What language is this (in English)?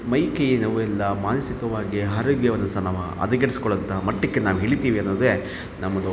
Kannada